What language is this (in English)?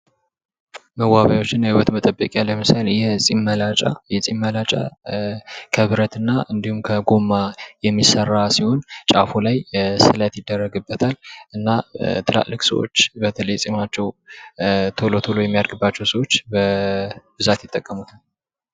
Amharic